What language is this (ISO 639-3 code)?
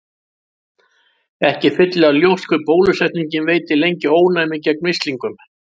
isl